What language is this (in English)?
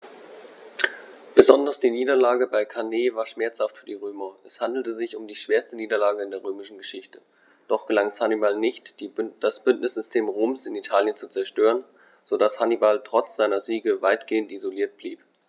German